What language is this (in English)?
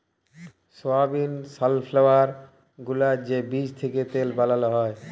Bangla